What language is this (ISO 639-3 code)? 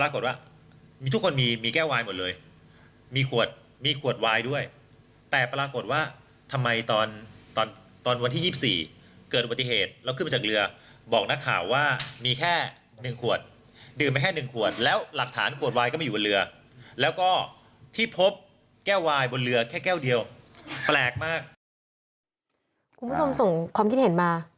tha